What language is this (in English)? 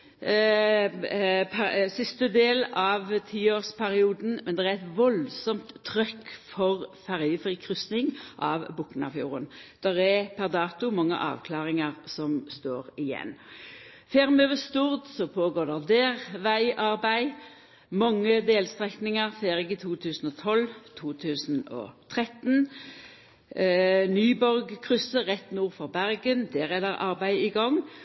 Norwegian Nynorsk